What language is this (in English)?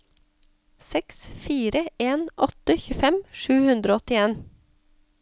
Norwegian